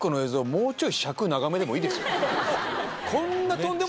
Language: Japanese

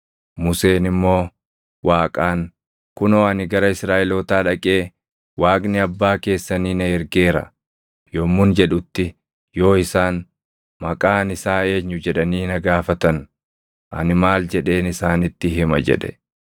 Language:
Oromo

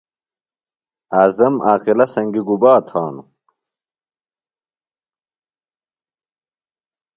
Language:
Phalura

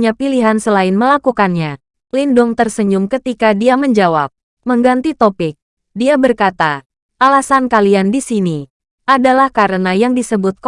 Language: Indonesian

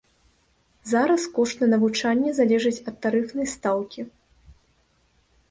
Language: Belarusian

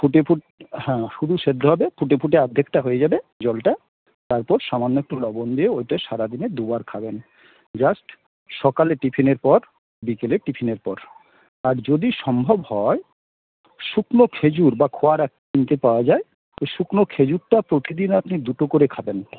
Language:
Bangla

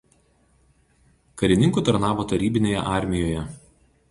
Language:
Lithuanian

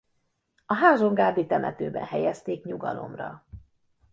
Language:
Hungarian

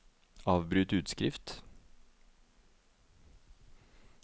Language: Norwegian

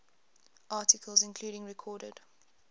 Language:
English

